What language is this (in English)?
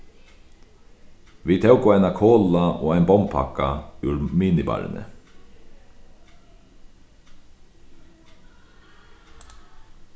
Faroese